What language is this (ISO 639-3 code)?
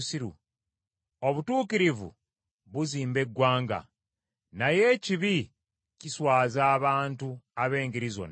lug